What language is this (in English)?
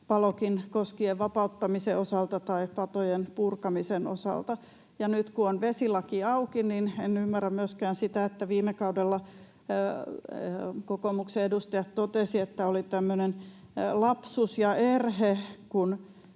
Finnish